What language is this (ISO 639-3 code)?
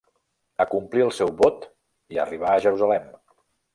cat